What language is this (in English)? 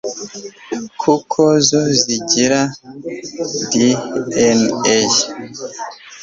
Kinyarwanda